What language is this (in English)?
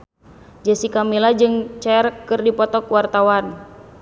Sundanese